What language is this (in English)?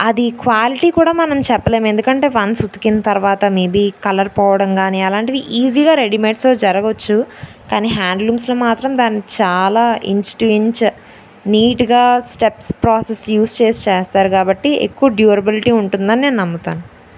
Telugu